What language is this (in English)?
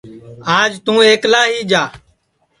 Sansi